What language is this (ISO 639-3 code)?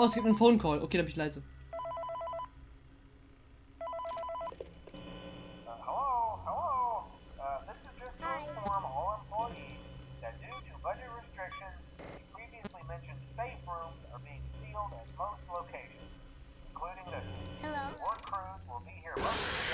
deu